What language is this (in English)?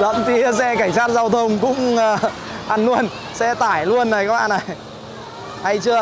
Vietnamese